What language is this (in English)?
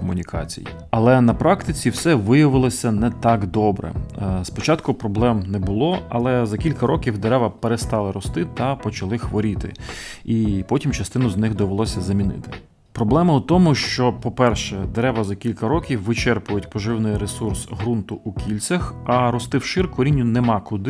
Ukrainian